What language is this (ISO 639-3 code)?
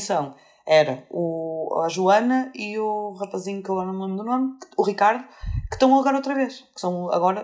por